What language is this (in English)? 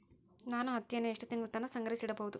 Kannada